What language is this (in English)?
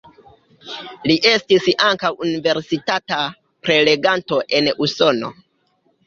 Esperanto